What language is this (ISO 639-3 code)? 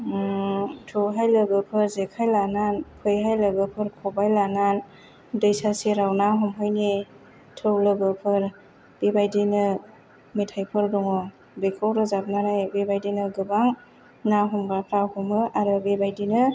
brx